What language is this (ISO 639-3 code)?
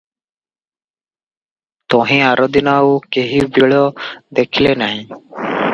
ori